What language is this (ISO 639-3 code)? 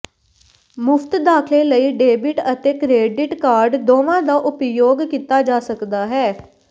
pan